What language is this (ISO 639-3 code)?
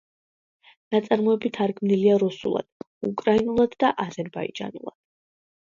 kat